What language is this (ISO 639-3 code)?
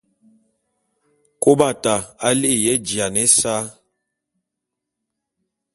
bum